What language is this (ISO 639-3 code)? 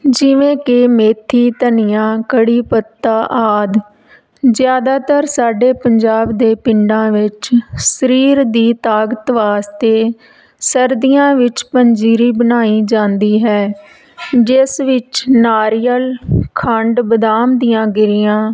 pan